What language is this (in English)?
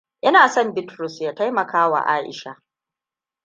Hausa